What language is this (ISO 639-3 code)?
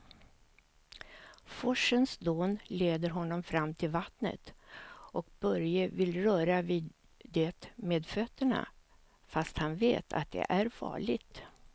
swe